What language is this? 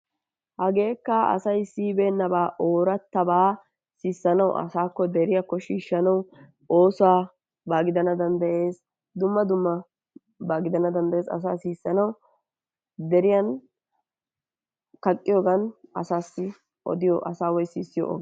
Wolaytta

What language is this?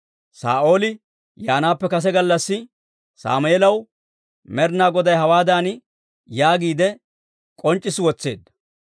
Dawro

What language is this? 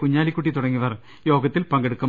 Malayalam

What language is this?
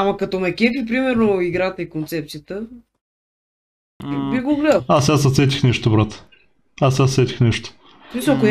Bulgarian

